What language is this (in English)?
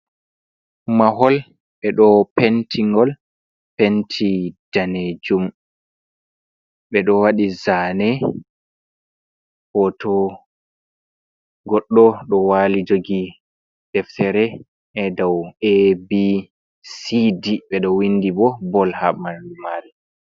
Fula